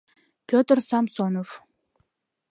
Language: Mari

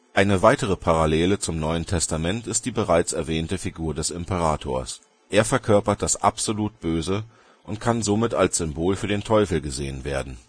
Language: German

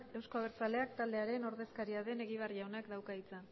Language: Basque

